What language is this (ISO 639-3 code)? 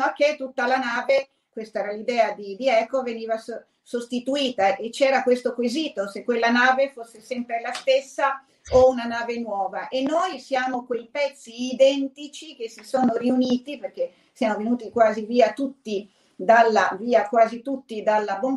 ita